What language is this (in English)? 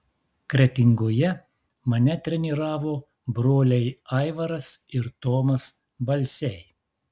Lithuanian